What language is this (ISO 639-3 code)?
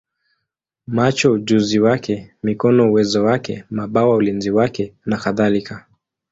swa